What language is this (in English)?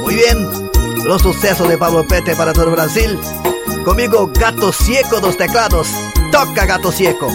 Portuguese